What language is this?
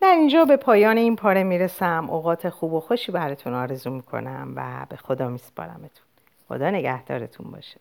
Persian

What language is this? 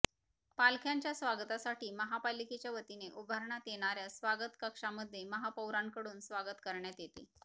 Marathi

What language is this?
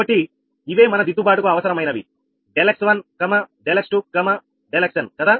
Telugu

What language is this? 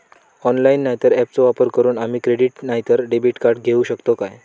Marathi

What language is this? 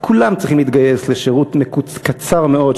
Hebrew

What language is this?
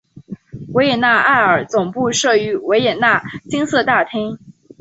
Chinese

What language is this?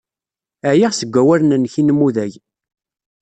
Kabyle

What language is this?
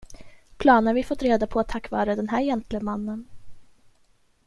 Swedish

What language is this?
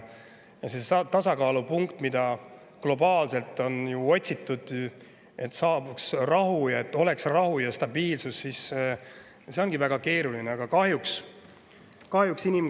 Estonian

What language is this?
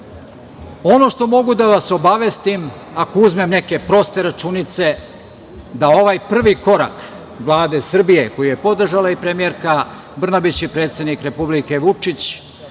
Serbian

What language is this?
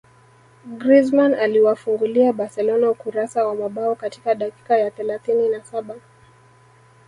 Swahili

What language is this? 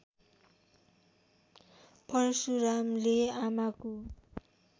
Nepali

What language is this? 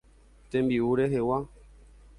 Guarani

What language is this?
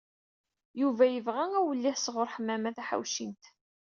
Kabyle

